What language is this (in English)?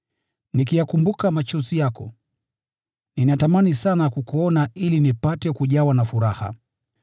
Swahili